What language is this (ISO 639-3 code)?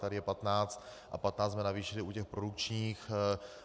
ces